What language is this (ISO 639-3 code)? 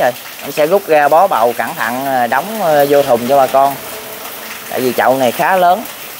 vie